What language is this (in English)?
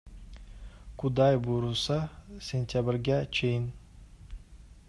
Kyrgyz